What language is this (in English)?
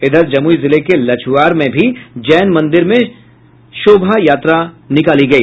Hindi